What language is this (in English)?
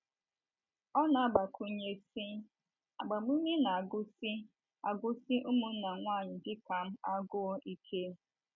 Igbo